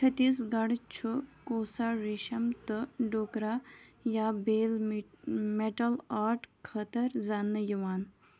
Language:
Kashmiri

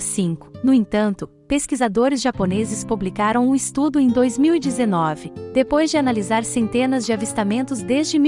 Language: Portuguese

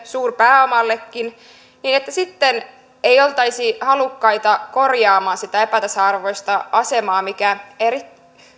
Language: Finnish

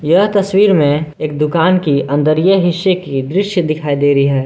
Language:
Hindi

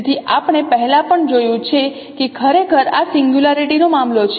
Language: Gujarati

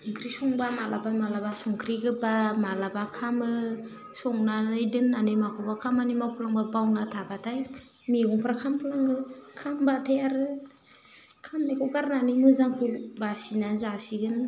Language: Bodo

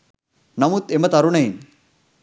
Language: Sinhala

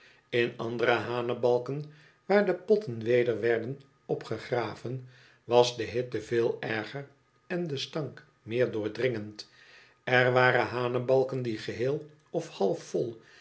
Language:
Dutch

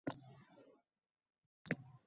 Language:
Uzbek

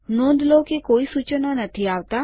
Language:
Gujarati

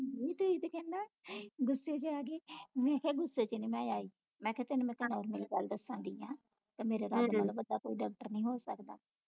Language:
Punjabi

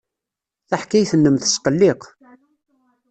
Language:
Kabyle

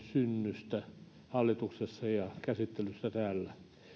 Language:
Finnish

